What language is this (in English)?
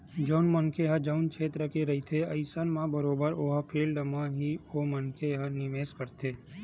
Chhattisgarhi